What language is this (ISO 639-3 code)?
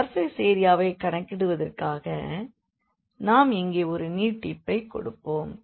tam